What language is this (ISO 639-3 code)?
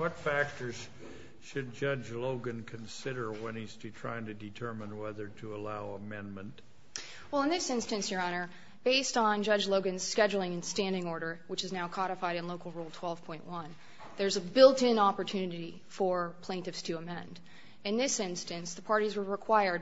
eng